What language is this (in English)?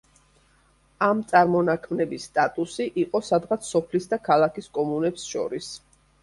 Georgian